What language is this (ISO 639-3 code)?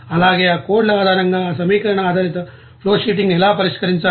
tel